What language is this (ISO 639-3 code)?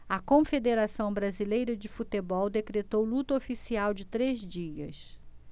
por